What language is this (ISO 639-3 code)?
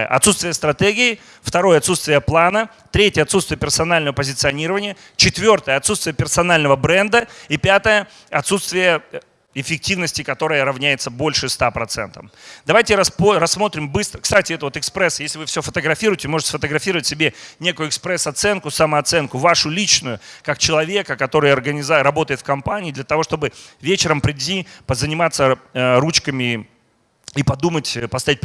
rus